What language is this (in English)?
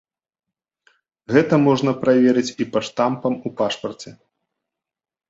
Belarusian